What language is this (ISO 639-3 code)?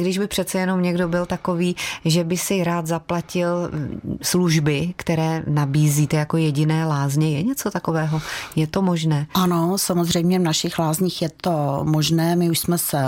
ces